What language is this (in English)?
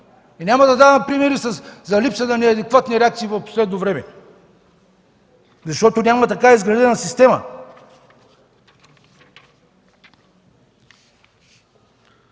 Bulgarian